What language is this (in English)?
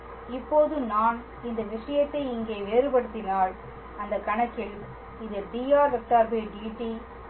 Tamil